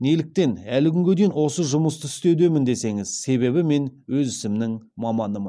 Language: Kazakh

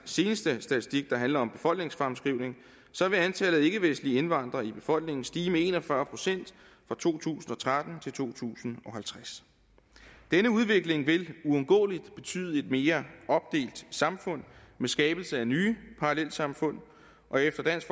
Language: Danish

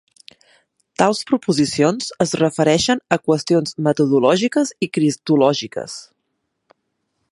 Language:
Catalan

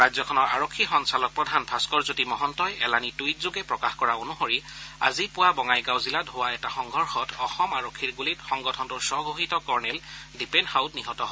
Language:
Assamese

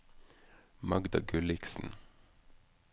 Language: Norwegian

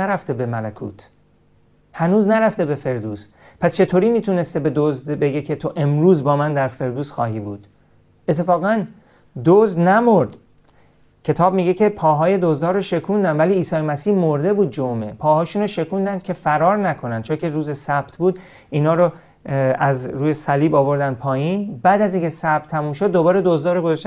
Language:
Persian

